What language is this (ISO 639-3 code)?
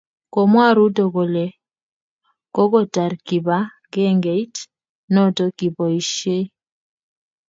kln